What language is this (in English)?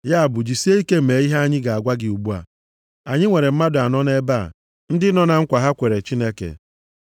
Igbo